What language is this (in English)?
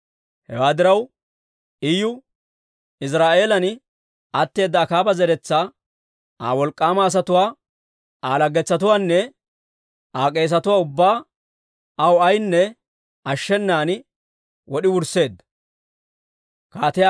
Dawro